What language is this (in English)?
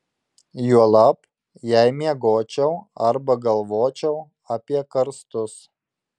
Lithuanian